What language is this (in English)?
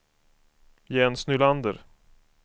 Swedish